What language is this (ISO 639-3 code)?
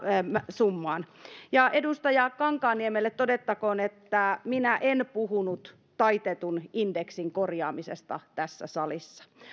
fin